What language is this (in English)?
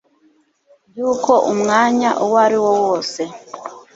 Kinyarwanda